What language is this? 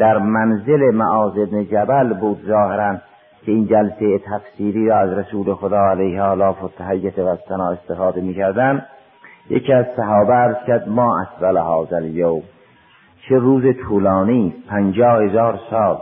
Persian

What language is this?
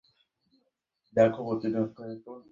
Bangla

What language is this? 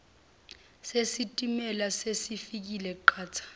Zulu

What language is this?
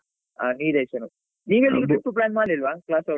Kannada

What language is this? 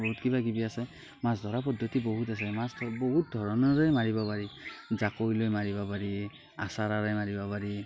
Assamese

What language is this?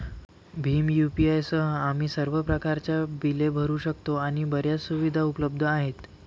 Marathi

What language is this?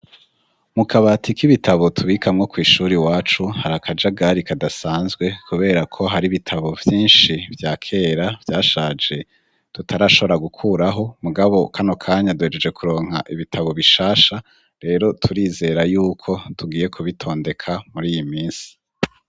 Rundi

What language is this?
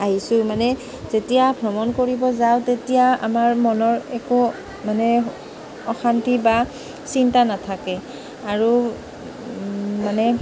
Assamese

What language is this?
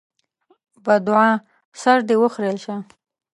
Pashto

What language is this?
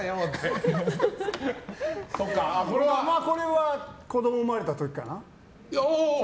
Japanese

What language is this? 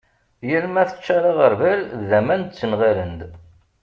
Kabyle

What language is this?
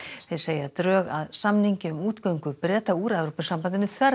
Icelandic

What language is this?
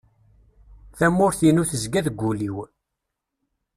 Kabyle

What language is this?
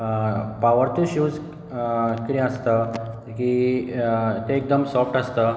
Konkani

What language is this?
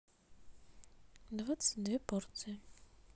Russian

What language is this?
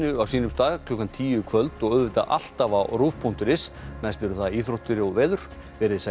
Icelandic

